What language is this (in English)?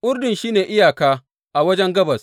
Hausa